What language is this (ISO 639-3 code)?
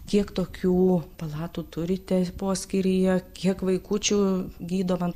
lit